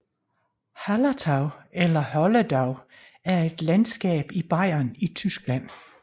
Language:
Danish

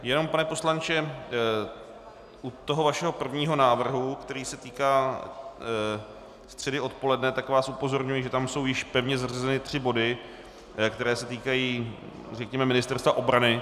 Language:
Czech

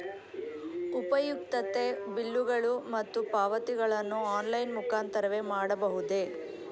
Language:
Kannada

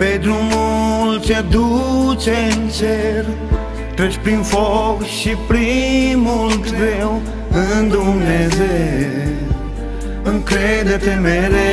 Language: Romanian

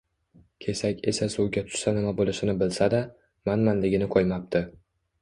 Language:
Uzbek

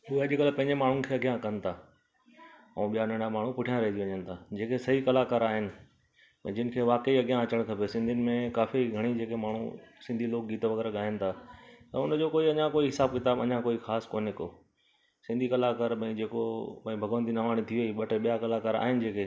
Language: Sindhi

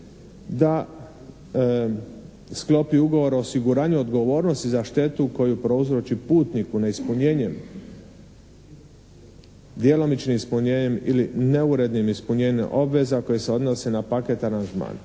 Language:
Croatian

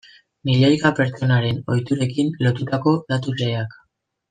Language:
Basque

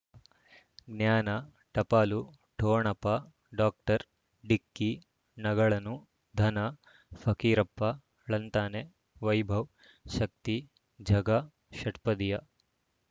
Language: Kannada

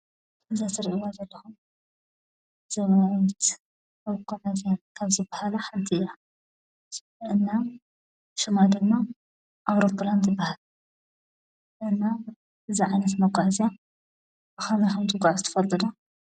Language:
Tigrinya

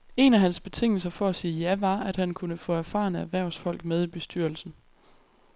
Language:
Danish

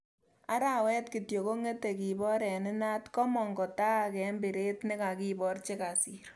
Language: Kalenjin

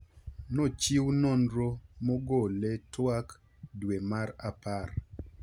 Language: Luo (Kenya and Tanzania)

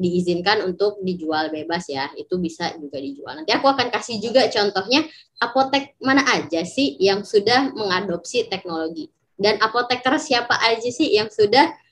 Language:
Indonesian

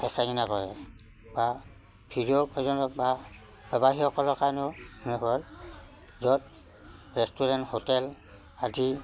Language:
Assamese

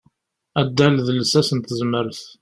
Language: Kabyle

